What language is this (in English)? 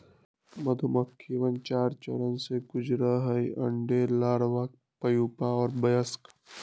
Magahi